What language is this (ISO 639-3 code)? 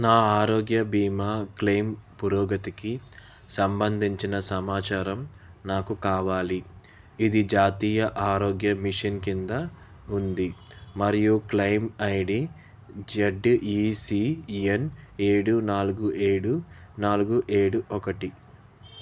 tel